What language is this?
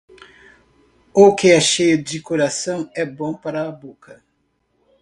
Portuguese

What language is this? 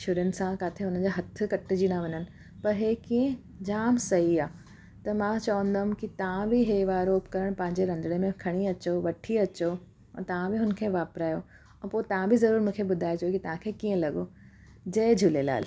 Sindhi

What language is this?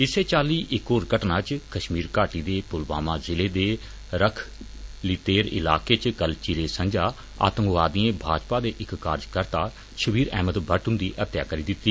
Dogri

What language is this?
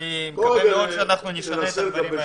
Hebrew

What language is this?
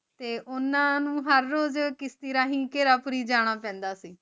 Punjabi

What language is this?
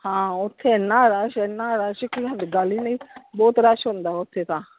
Punjabi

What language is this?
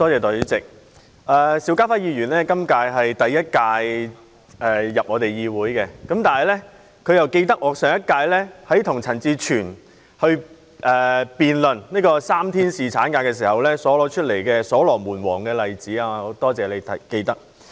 Cantonese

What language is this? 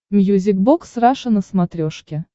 Russian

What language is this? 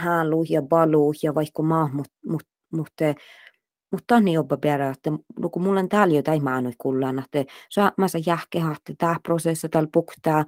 Finnish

